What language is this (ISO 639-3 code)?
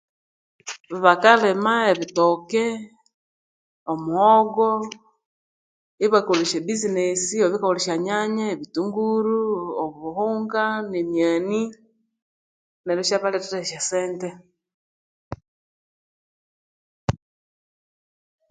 koo